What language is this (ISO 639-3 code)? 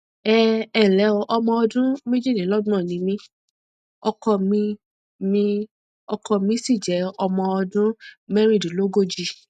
yor